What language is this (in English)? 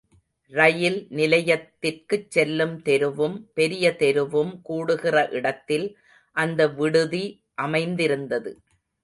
Tamil